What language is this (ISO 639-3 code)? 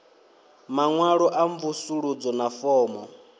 ven